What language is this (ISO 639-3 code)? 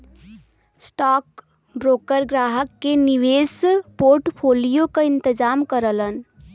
bho